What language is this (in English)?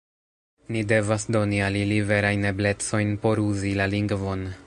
Esperanto